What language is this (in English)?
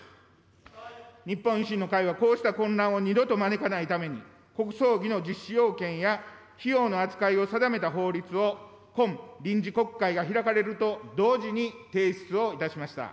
Japanese